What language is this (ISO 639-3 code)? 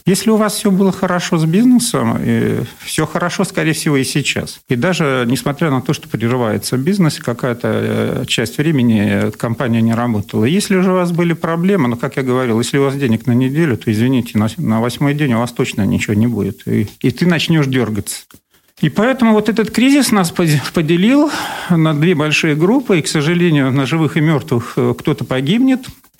rus